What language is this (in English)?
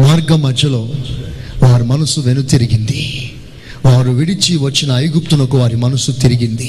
Telugu